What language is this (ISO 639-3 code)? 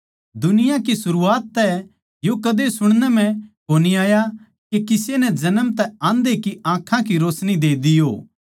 bgc